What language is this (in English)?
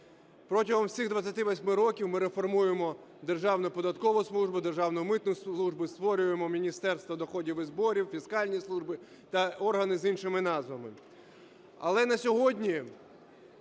Ukrainian